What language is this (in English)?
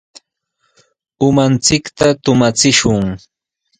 Sihuas Ancash Quechua